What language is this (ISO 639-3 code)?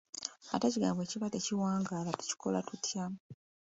lug